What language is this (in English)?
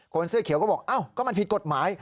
Thai